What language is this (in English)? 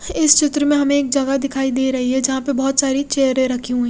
Hindi